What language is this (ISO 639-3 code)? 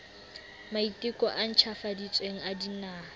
sot